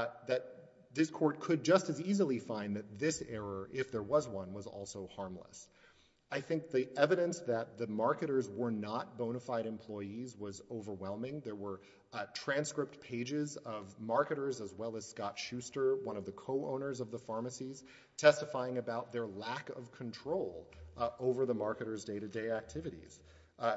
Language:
English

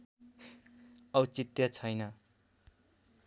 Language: Nepali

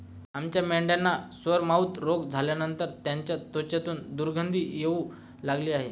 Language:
Marathi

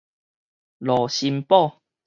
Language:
Min Nan Chinese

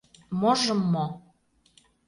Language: Mari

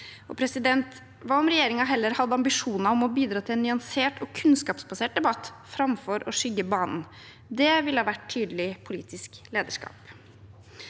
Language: Norwegian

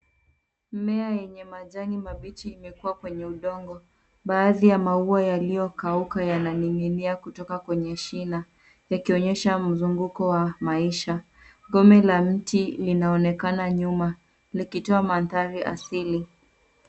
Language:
Swahili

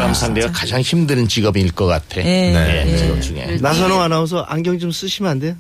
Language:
Korean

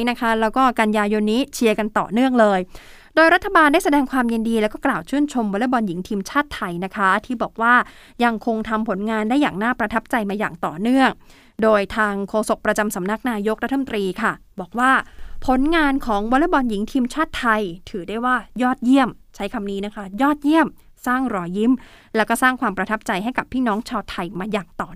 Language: Thai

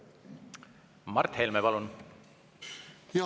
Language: Estonian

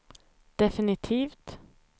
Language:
Swedish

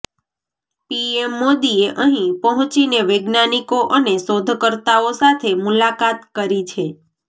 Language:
Gujarati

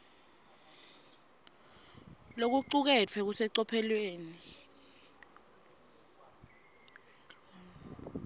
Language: Swati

